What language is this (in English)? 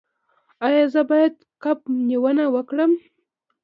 Pashto